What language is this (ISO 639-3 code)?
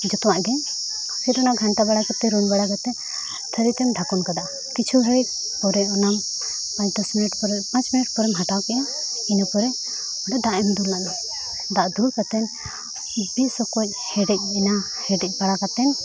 sat